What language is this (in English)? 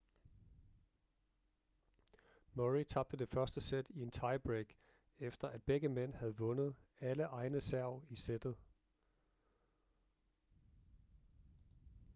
Danish